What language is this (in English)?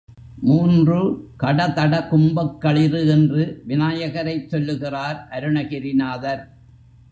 Tamil